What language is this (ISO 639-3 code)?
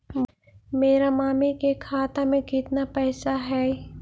mag